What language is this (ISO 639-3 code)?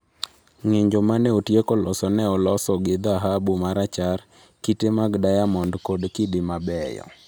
luo